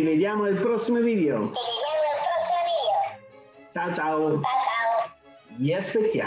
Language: Italian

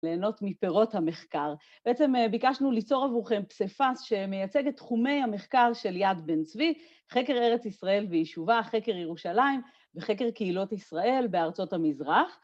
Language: Hebrew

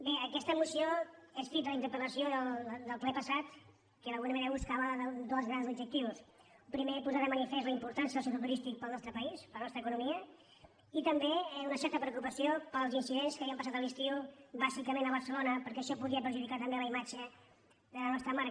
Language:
Catalan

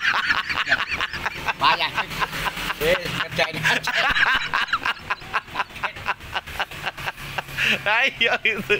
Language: Indonesian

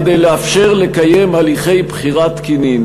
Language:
Hebrew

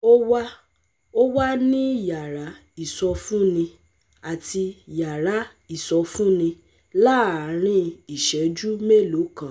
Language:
Yoruba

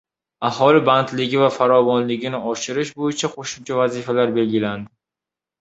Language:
Uzbek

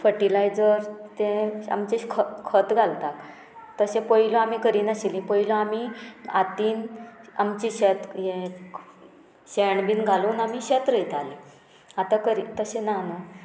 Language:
Konkani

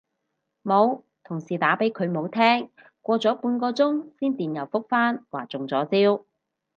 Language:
Cantonese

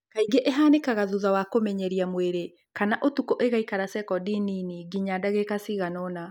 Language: Kikuyu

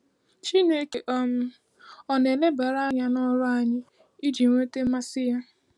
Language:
Igbo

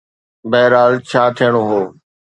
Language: Sindhi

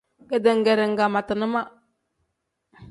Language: Tem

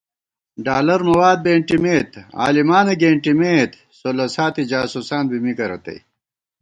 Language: Gawar-Bati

